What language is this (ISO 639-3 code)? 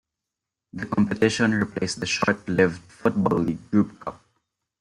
eng